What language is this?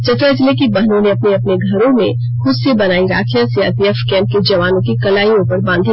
Hindi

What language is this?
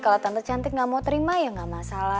Indonesian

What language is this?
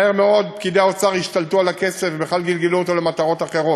Hebrew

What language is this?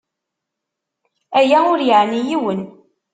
Kabyle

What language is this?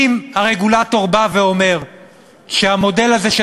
Hebrew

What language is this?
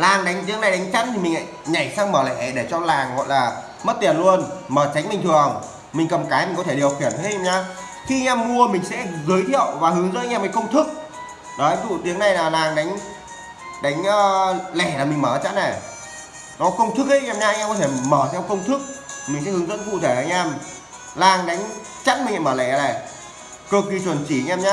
Vietnamese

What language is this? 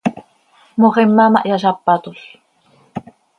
Seri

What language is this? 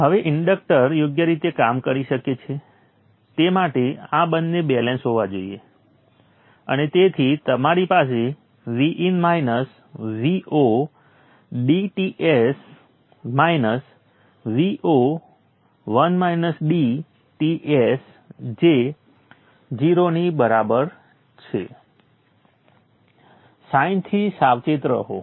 Gujarati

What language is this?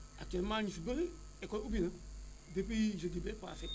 Wolof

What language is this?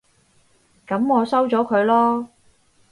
Cantonese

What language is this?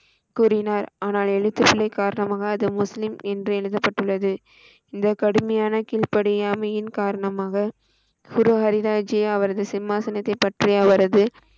Tamil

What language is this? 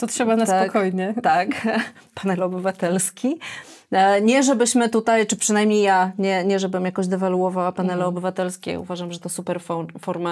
Polish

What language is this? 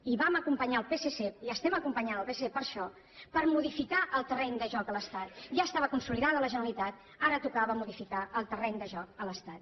Catalan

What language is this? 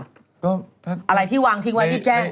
Thai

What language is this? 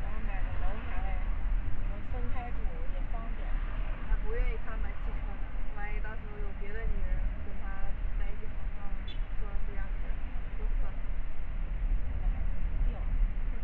Chinese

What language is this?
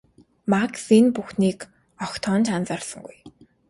Mongolian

